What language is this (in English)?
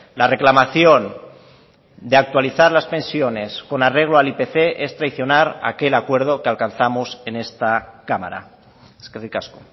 Spanish